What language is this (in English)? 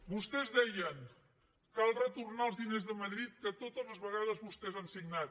Catalan